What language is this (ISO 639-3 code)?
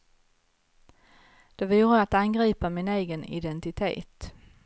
swe